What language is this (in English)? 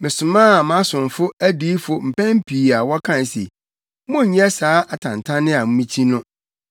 Akan